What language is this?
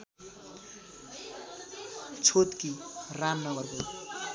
Nepali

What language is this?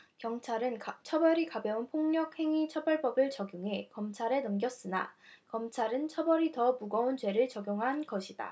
Korean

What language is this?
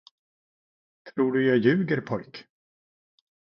Swedish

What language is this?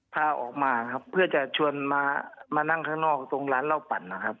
Thai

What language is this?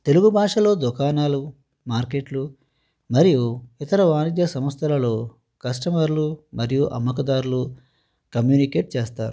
Telugu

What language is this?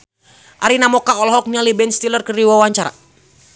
Sundanese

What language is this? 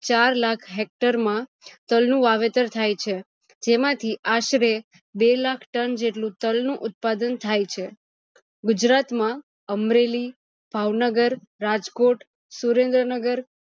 Gujarati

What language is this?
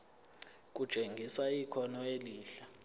Zulu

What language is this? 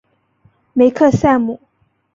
Chinese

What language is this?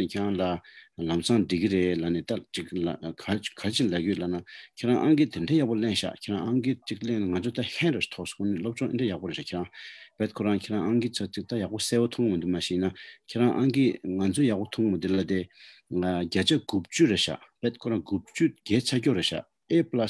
Romanian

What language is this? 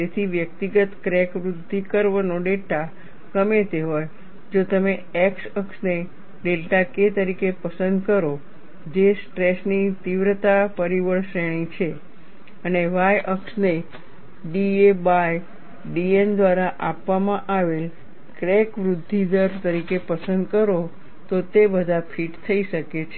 Gujarati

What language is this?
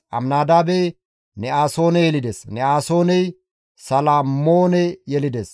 Gamo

